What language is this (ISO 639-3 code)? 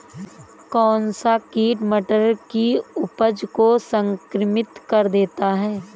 hin